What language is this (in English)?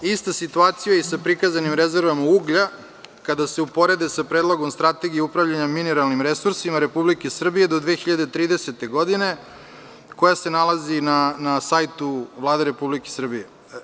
Serbian